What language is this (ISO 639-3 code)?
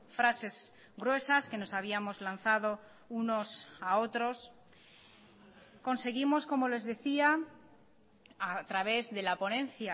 spa